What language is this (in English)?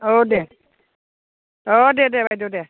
Bodo